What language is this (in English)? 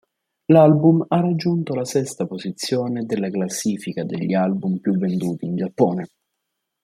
Italian